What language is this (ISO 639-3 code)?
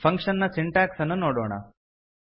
kan